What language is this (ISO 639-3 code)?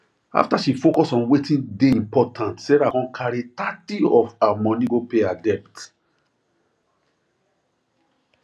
pcm